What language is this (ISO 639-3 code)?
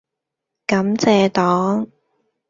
yue